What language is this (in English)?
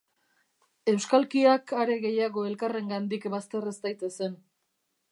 Basque